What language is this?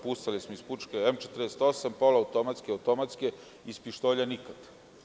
Serbian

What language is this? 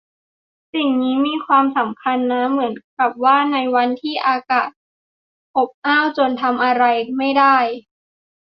Thai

